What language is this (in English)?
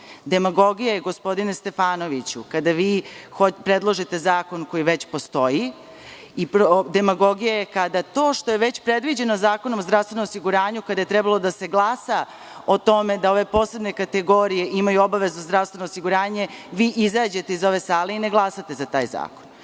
Serbian